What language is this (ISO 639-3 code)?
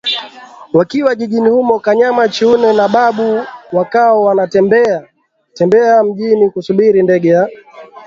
swa